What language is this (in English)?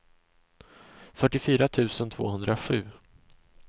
Swedish